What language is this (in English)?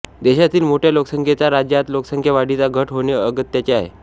Marathi